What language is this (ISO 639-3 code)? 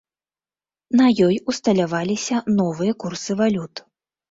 bel